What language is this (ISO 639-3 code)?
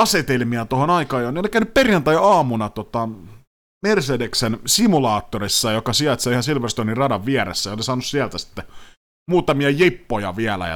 fin